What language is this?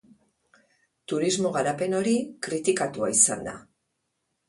Basque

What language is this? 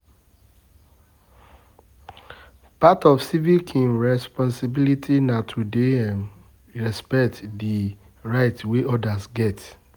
Nigerian Pidgin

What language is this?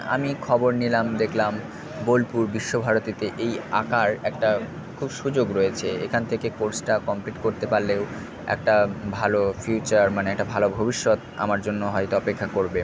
Bangla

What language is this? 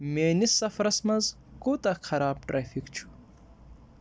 Kashmiri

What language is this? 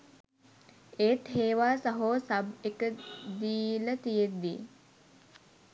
Sinhala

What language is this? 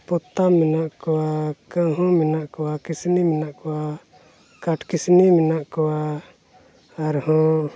Santali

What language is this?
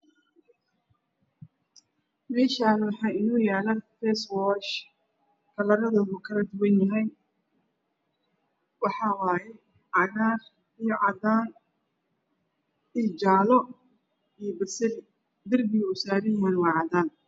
Somali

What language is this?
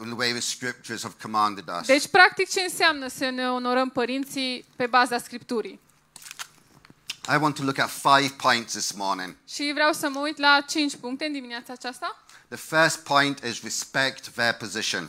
Romanian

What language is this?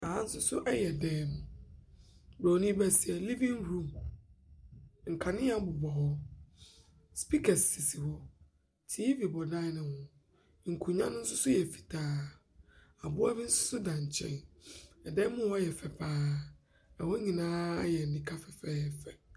Akan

